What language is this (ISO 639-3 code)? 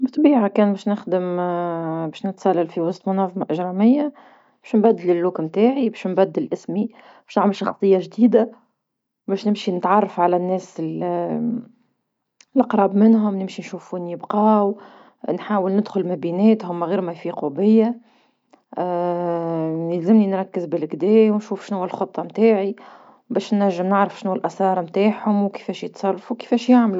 aeb